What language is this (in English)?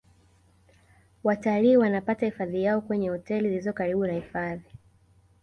Swahili